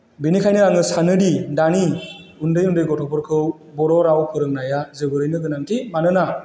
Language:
Bodo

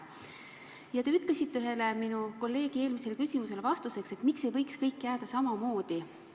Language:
Estonian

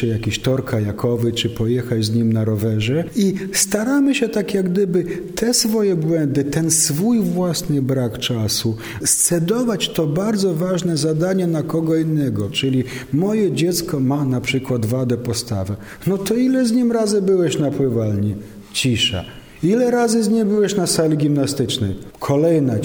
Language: Polish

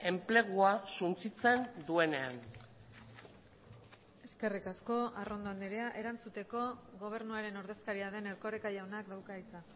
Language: Basque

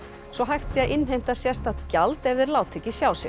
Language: Icelandic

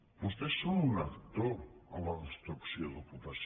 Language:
Catalan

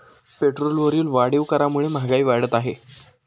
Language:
Marathi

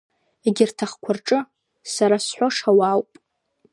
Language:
Abkhazian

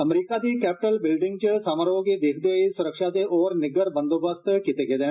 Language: Dogri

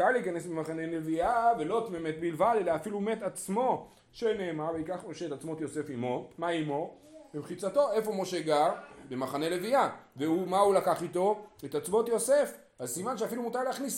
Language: Hebrew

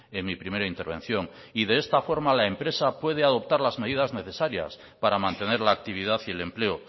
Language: Spanish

